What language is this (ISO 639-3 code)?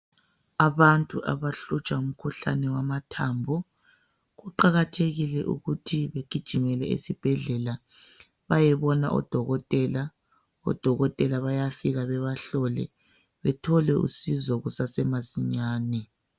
nde